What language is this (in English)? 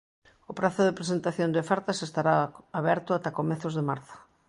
Galician